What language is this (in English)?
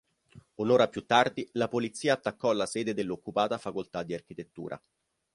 Italian